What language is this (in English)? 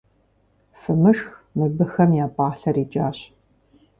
Kabardian